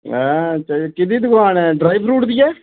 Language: Dogri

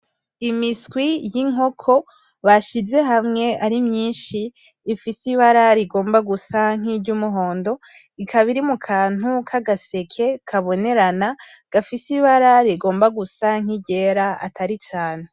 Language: Rundi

